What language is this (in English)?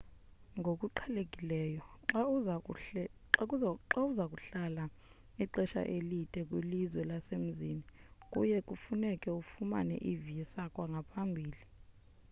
Xhosa